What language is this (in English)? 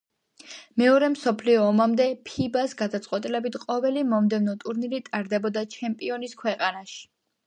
Georgian